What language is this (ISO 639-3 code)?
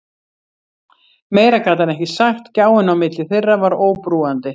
isl